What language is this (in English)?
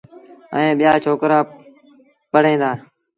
Sindhi Bhil